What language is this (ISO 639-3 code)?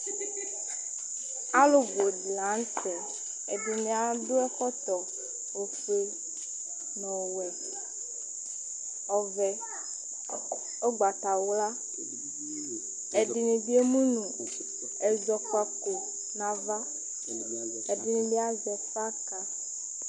kpo